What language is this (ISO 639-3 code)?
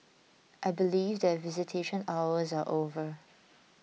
eng